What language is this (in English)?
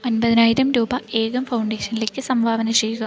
Malayalam